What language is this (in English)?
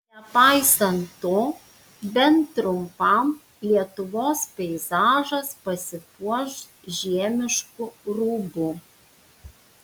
Lithuanian